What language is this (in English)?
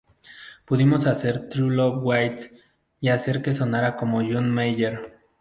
Spanish